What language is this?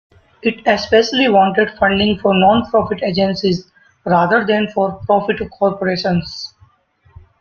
English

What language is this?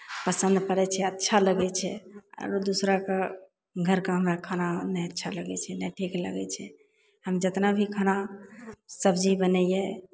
Maithili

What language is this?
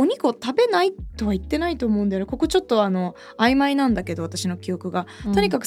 Japanese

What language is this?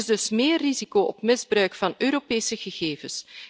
Dutch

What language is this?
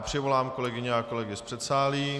Czech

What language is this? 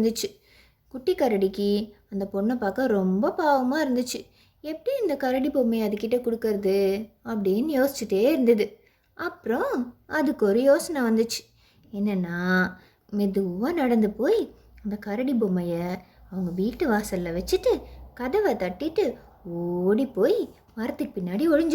Tamil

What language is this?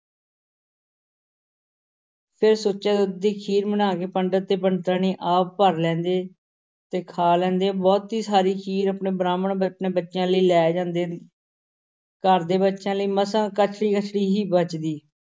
Punjabi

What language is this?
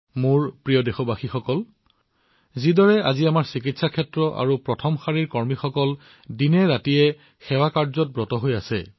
Assamese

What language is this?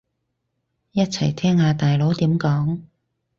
Cantonese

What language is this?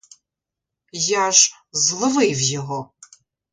Ukrainian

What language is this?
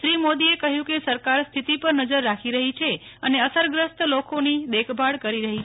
Gujarati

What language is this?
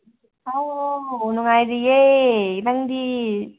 Manipuri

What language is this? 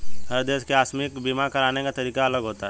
Hindi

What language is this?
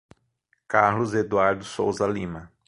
Portuguese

